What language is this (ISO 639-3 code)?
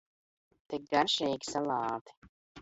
lav